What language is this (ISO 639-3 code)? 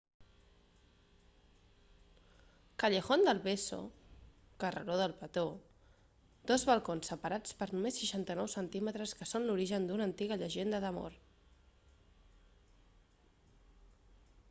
cat